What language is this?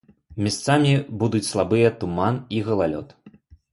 Belarusian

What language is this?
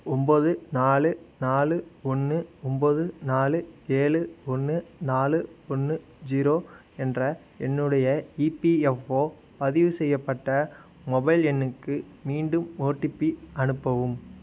Tamil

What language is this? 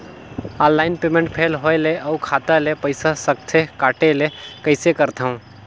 Chhattisgarhi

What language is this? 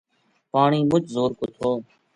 Gujari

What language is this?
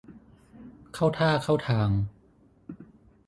Thai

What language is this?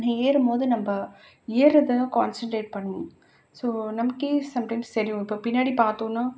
Tamil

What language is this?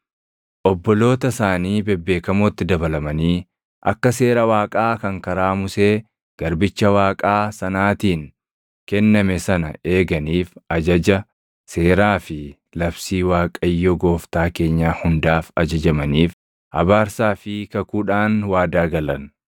Oromo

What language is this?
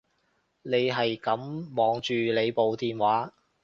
Cantonese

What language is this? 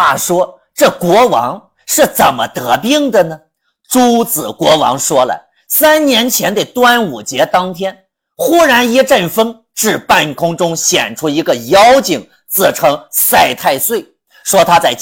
Chinese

